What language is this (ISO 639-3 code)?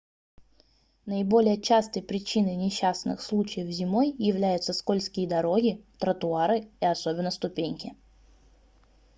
rus